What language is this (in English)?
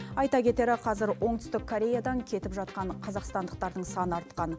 Kazakh